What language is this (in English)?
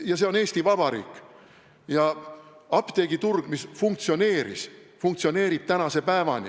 Estonian